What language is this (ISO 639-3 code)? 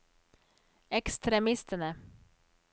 nor